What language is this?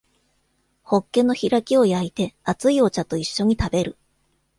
Japanese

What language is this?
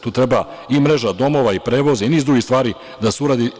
Serbian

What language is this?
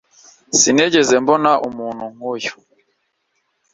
Kinyarwanda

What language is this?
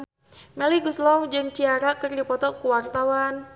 Sundanese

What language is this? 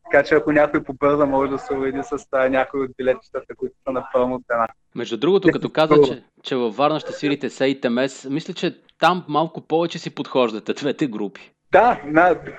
Bulgarian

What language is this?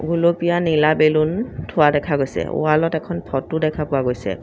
Assamese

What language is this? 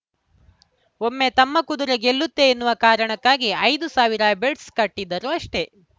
Kannada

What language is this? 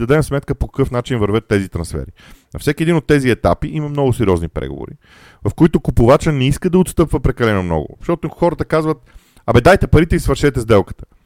Bulgarian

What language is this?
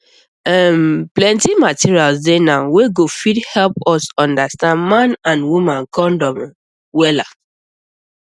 Nigerian Pidgin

